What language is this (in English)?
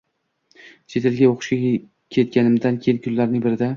Uzbek